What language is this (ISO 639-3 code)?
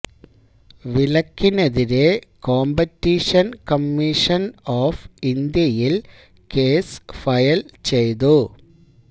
mal